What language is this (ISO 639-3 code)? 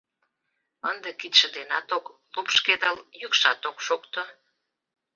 chm